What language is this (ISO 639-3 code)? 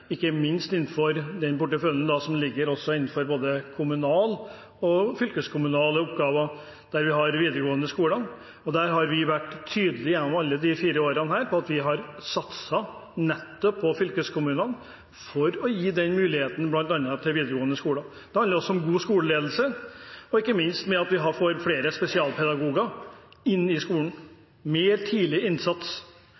nob